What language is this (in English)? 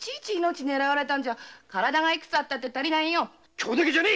Japanese